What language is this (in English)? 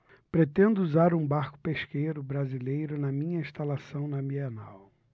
Portuguese